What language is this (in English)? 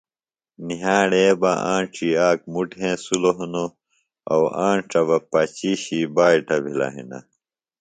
Phalura